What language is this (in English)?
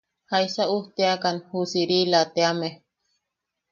Yaqui